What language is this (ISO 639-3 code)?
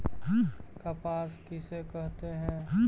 mag